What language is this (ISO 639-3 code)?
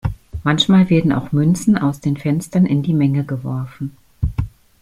deu